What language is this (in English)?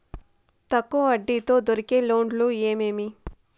Telugu